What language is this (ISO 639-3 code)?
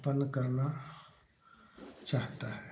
hin